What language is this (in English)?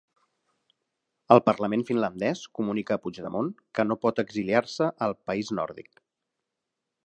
Catalan